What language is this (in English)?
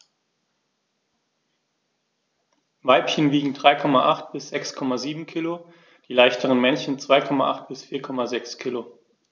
German